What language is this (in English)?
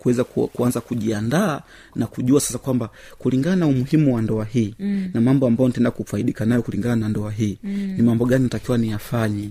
Swahili